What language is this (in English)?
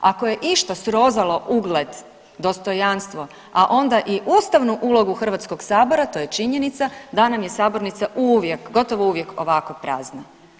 Croatian